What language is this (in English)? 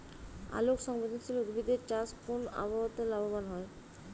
Bangla